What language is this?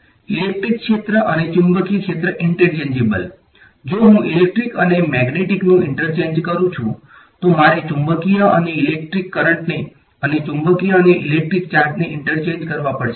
Gujarati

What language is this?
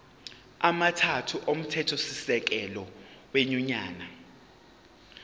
Zulu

